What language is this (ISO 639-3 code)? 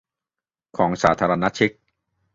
tha